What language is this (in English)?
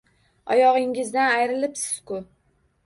Uzbek